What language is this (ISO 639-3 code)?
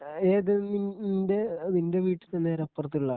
mal